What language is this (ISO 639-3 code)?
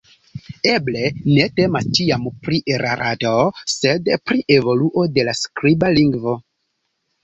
epo